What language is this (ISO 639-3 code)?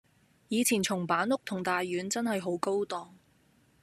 yue